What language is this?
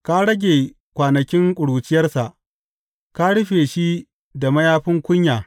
Hausa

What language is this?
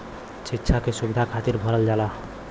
Bhojpuri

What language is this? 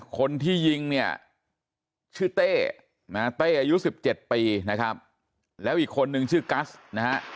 Thai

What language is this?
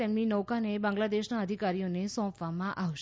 Gujarati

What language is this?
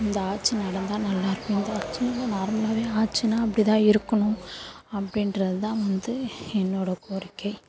Tamil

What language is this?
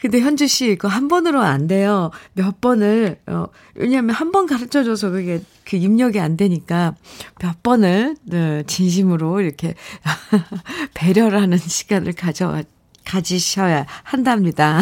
Korean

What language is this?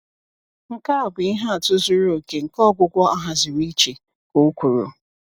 Igbo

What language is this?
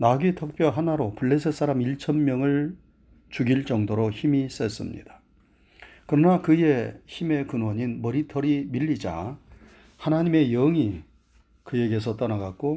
Korean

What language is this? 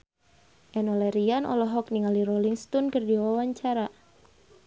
Sundanese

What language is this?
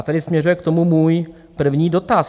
Czech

